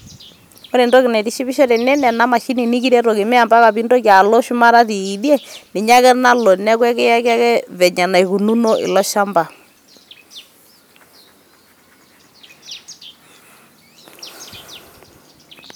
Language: Masai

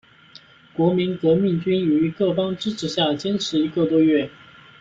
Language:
Chinese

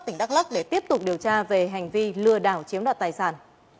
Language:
Vietnamese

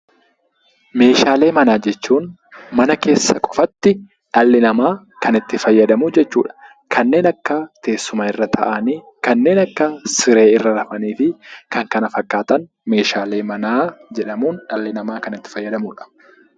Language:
Oromo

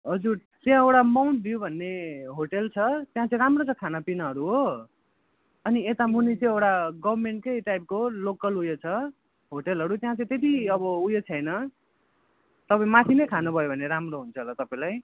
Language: Nepali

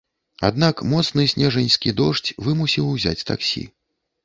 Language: Belarusian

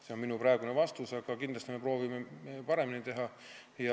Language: Estonian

